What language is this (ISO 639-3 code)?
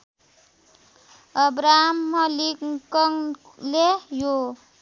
nep